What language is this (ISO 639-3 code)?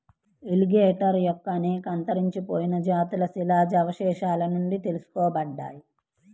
tel